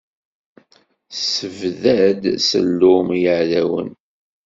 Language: Kabyle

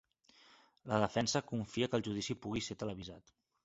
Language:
Catalan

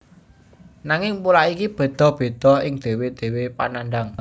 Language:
Javanese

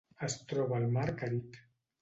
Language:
Catalan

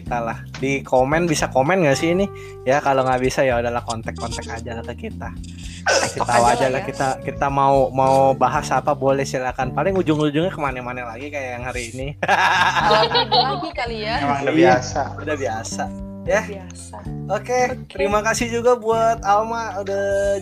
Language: Indonesian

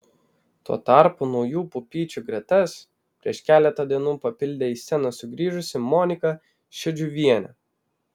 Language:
Lithuanian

